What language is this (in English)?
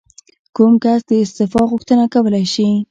Pashto